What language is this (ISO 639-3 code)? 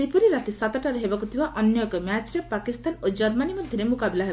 ori